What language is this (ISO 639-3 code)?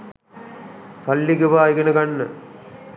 sin